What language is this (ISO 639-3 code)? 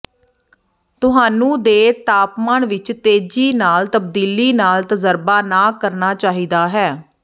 pan